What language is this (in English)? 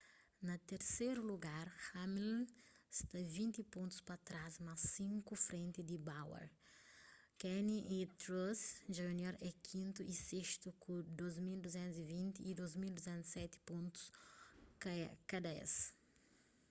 Kabuverdianu